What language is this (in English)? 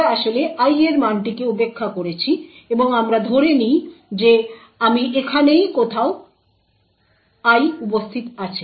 Bangla